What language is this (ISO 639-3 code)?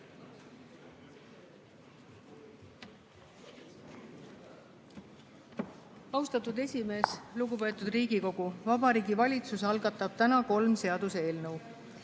est